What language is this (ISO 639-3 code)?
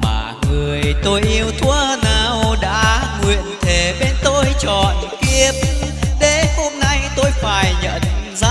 vie